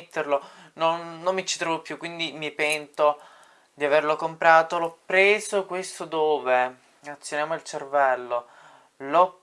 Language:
Italian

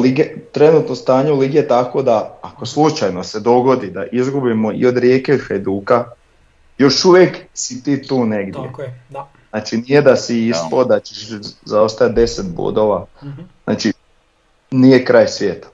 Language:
Croatian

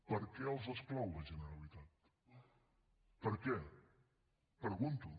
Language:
Catalan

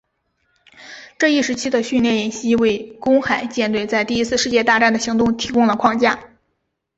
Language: Chinese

